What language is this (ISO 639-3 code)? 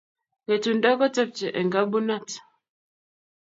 kln